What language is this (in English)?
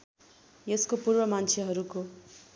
Nepali